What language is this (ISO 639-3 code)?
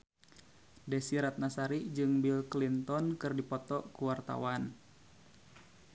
sun